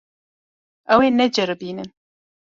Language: Kurdish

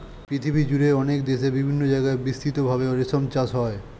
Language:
Bangla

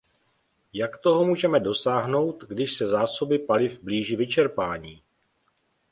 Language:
Czech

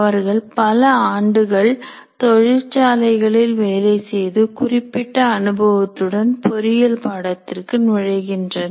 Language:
Tamil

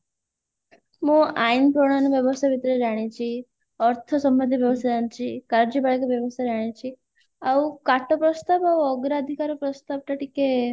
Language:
Odia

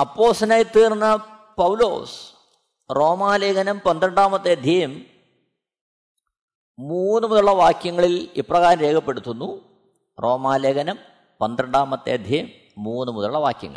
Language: Malayalam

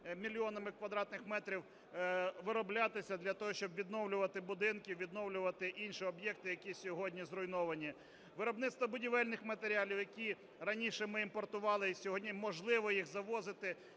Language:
Ukrainian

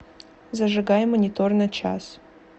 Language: Russian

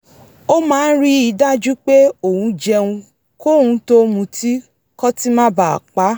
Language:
Yoruba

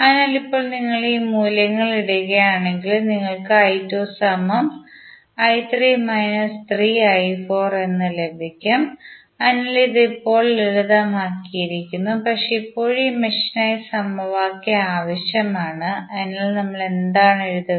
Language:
Malayalam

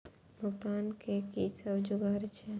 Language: Maithili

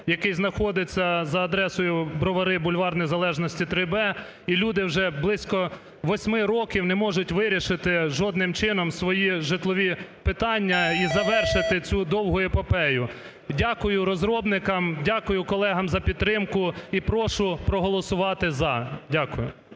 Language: Ukrainian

